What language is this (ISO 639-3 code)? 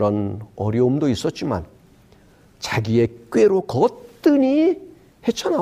kor